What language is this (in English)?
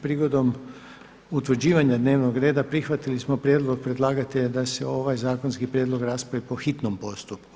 Croatian